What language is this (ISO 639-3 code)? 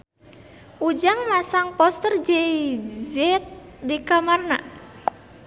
sun